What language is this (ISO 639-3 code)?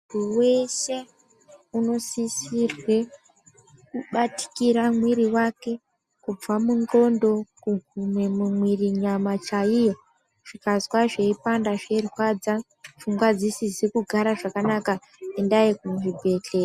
ndc